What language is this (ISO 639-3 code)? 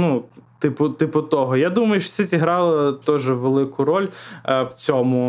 ukr